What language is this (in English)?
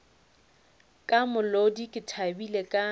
Northern Sotho